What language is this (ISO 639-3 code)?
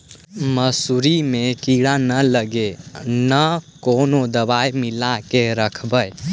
mag